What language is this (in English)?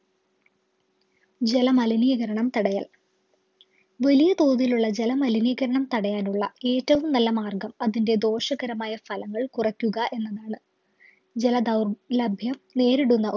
Malayalam